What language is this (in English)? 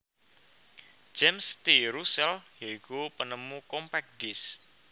Javanese